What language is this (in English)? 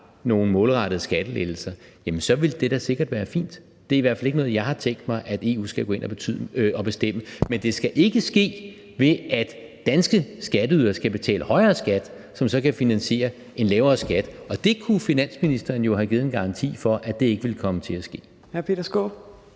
Danish